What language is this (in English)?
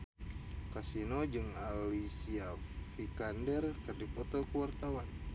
Sundanese